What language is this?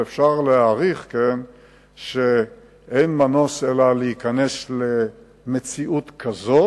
Hebrew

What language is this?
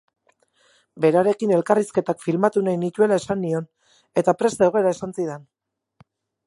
Basque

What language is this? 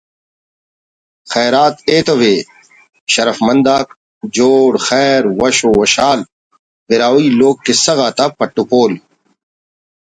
Brahui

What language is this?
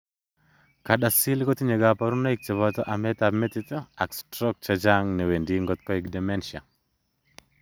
Kalenjin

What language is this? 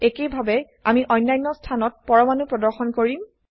Assamese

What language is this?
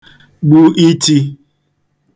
Igbo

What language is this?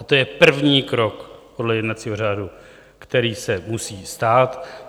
Czech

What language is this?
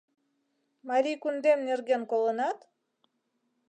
Mari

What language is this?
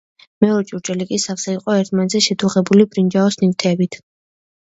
Georgian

